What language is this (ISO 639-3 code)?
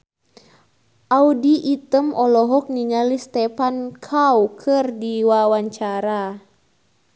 sun